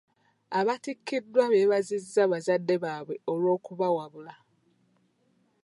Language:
Ganda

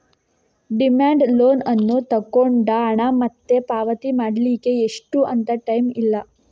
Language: Kannada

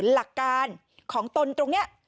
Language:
Thai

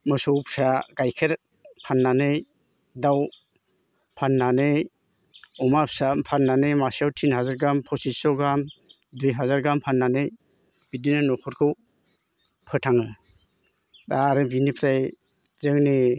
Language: Bodo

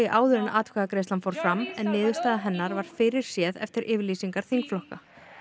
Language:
Icelandic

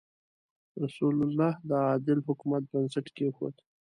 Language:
Pashto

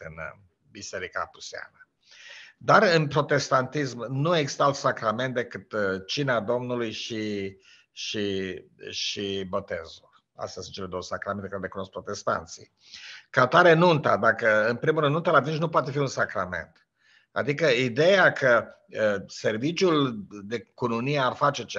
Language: Romanian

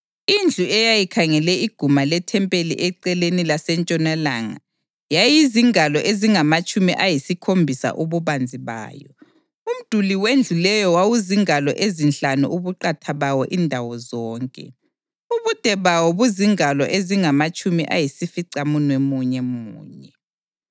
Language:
North Ndebele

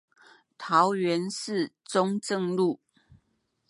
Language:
Chinese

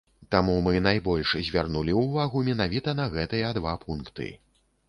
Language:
Belarusian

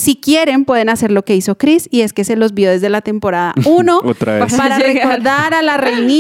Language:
Spanish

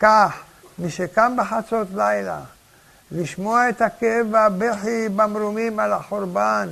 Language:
Hebrew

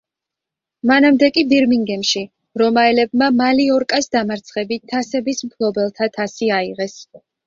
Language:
Georgian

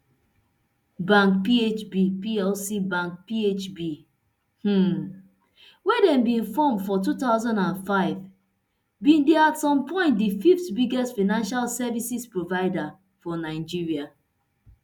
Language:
Nigerian Pidgin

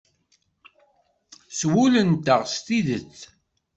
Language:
Kabyle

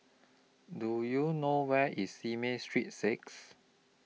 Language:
English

